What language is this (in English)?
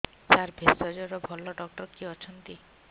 Odia